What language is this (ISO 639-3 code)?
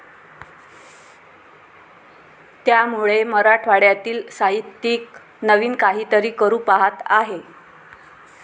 mar